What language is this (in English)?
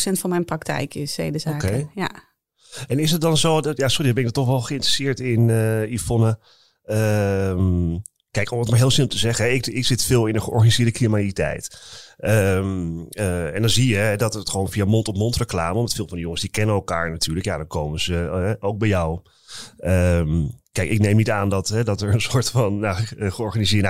Dutch